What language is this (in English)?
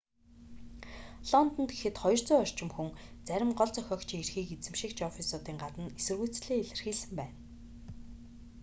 Mongolian